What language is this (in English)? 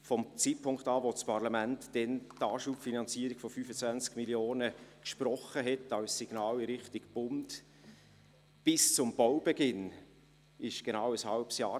Swiss German